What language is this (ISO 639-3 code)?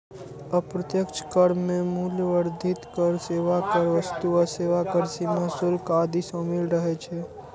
mai